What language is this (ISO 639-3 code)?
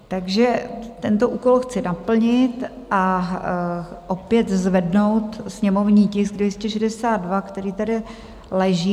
ces